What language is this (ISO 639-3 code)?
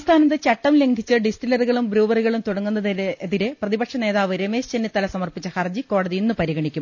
mal